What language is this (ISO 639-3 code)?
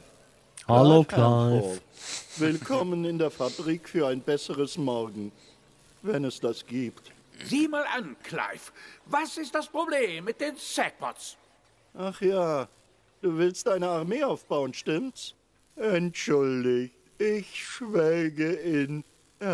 deu